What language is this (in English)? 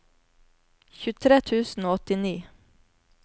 Norwegian